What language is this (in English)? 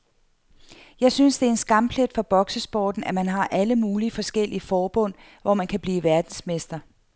Danish